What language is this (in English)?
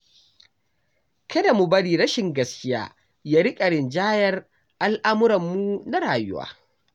Hausa